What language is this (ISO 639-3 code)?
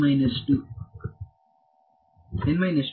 kan